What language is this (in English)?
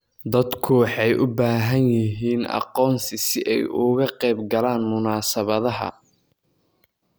Somali